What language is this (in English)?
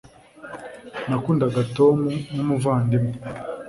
Kinyarwanda